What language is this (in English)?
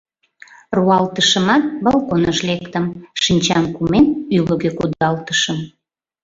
Mari